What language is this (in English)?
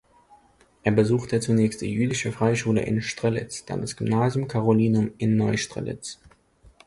German